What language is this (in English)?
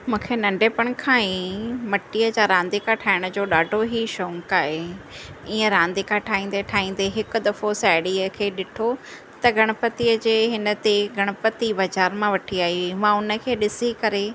Sindhi